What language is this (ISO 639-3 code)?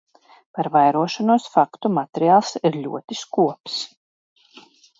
lav